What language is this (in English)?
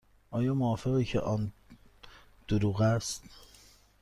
Persian